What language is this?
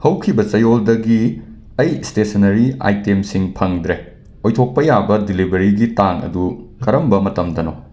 Manipuri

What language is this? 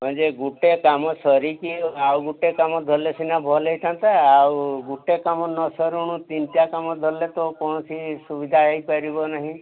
Odia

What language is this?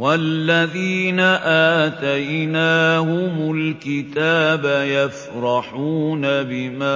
Arabic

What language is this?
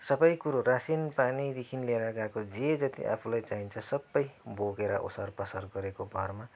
Nepali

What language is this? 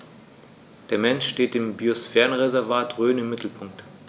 German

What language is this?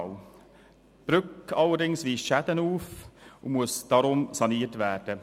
Swiss German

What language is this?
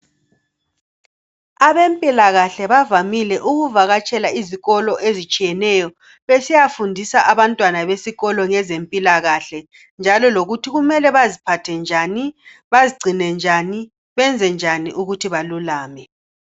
North Ndebele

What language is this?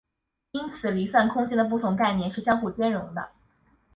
Chinese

